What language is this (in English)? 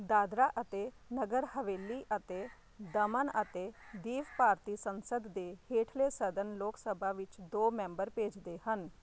Punjabi